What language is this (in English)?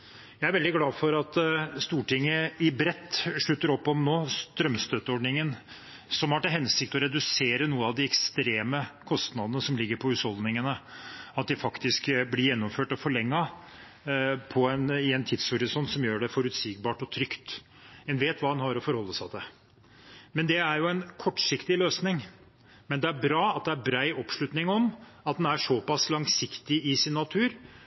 Norwegian Bokmål